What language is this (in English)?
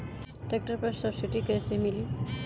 Bhojpuri